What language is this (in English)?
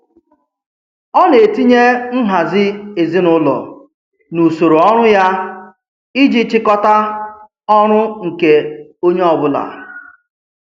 Igbo